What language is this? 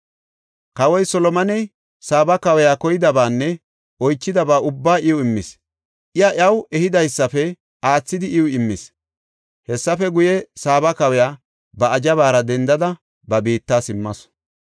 Gofa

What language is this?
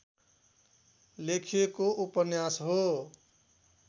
Nepali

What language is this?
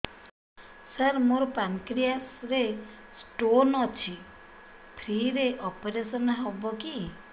Odia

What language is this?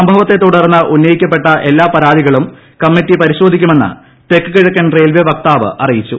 Malayalam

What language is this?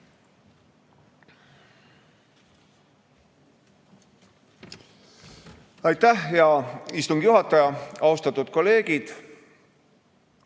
Estonian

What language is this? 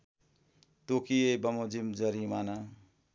Nepali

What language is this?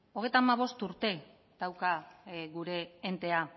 Basque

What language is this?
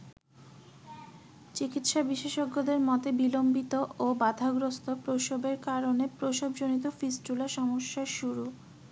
Bangla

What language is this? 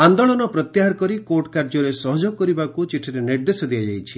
Odia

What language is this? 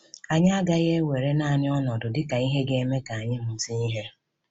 Igbo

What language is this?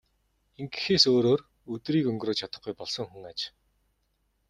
Mongolian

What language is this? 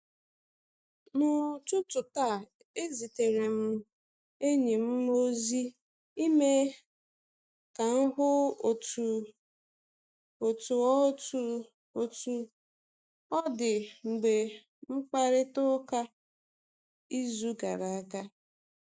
Igbo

